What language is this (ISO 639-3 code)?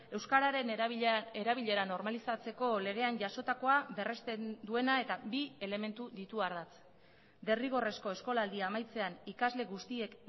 eus